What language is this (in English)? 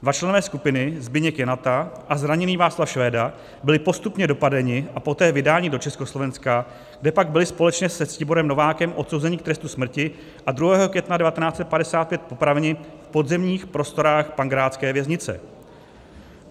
Czech